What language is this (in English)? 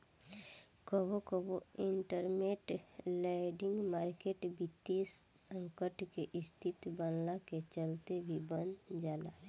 Bhojpuri